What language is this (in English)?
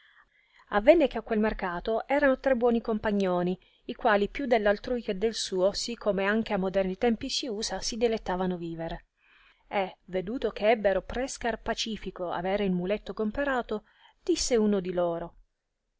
Italian